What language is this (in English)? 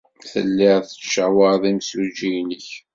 Kabyle